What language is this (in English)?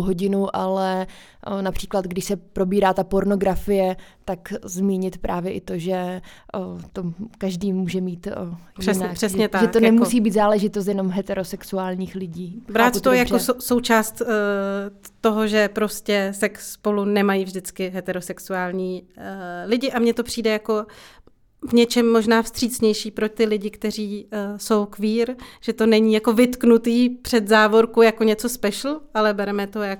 Czech